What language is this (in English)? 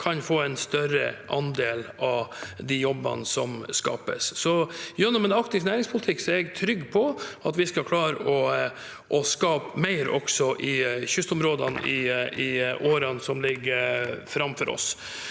Norwegian